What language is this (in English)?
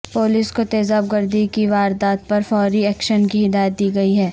Urdu